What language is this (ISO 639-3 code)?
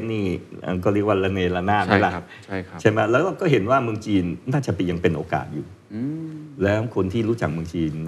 tha